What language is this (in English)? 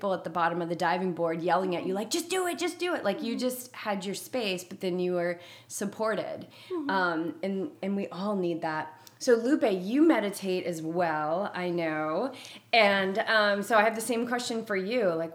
English